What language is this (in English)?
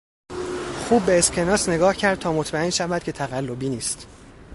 Persian